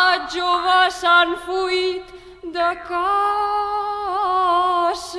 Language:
Romanian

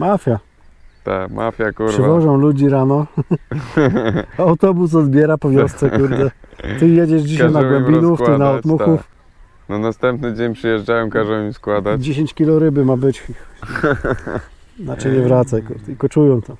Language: Polish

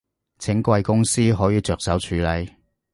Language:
Cantonese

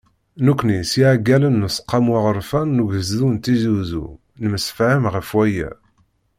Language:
Kabyle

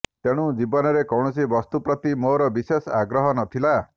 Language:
Odia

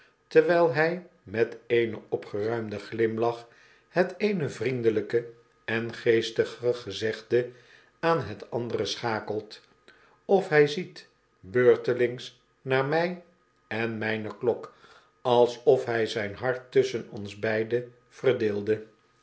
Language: Dutch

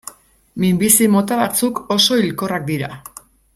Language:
Basque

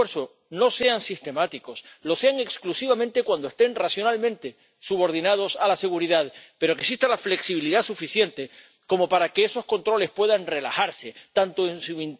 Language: Spanish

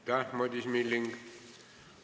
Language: Estonian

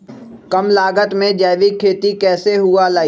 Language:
Magahi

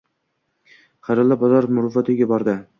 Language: Uzbek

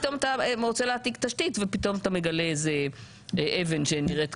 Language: Hebrew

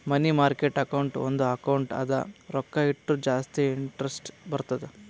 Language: Kannada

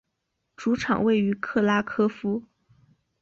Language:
Chinese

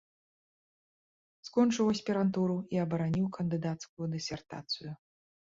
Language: Belarusian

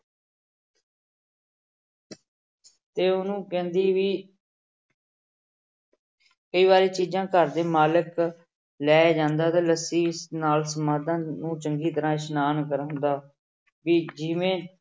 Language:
Punjabi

